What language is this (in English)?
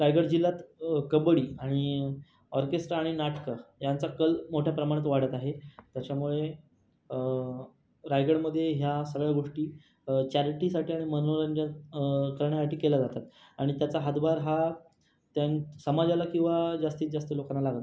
Marathi